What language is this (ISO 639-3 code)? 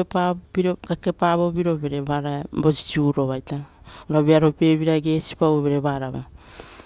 roo